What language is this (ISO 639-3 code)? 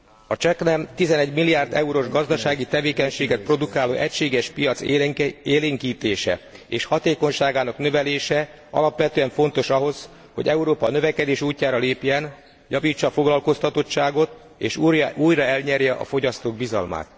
hun